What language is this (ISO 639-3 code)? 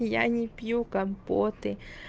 rus